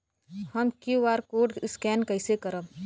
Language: Bhojpuri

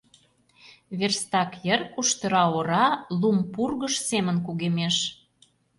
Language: Mari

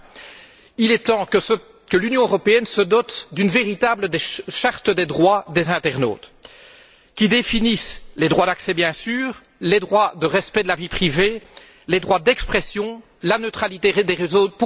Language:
French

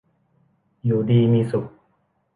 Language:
Thai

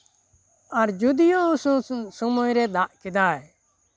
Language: Santali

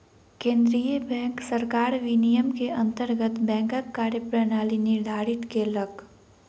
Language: Maithili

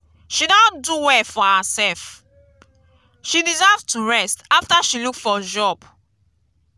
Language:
Nigerian Pidgin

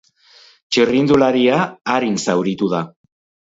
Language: Basque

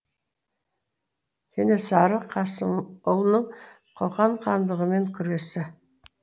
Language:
Kazakh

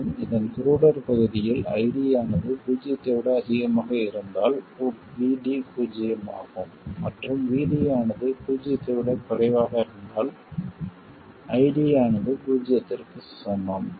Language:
Tamil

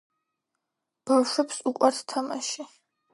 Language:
Georgian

